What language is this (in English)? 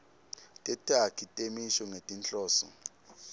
Swati